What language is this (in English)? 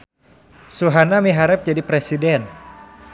Sundanese